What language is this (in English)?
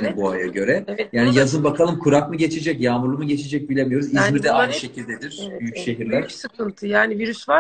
Turkish